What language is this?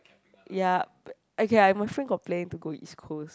English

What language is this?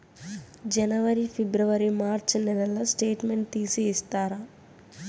Telugu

